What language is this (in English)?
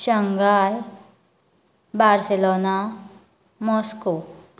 Konkani